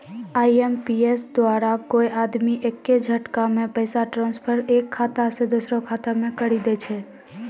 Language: Maithili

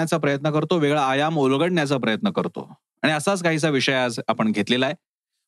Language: Marathi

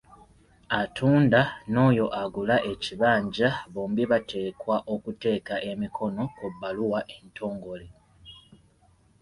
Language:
Ganda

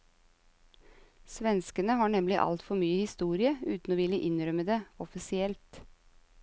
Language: Norwegian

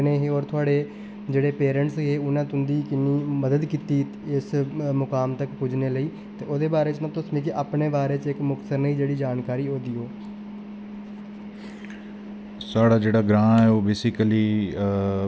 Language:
Dogri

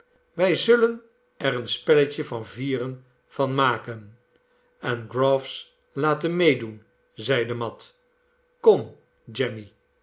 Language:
Dutch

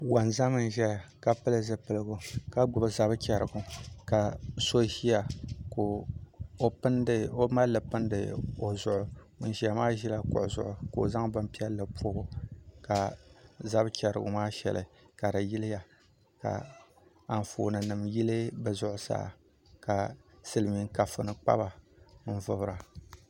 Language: Dagbani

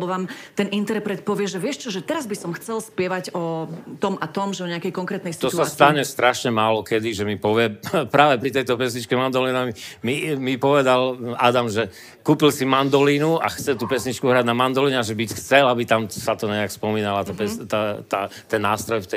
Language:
Slovak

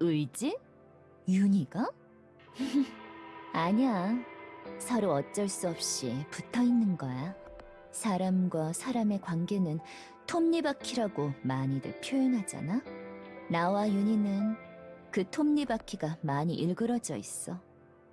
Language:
Korean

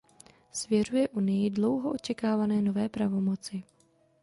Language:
Czech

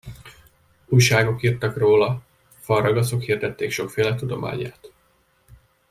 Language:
Hungarian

